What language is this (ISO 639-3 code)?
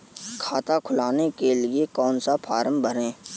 hin